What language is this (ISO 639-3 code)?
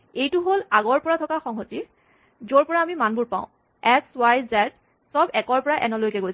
asm